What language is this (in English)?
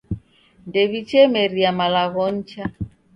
Taita